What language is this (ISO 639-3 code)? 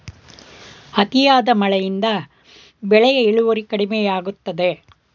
kan